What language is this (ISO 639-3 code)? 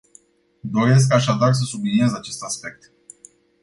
ron